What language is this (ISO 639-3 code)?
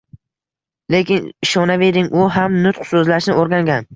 uzb